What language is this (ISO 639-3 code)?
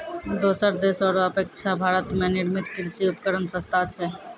mai